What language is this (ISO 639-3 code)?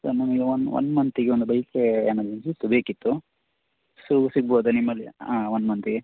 kan